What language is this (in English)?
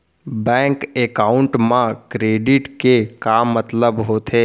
Chhattisgarhi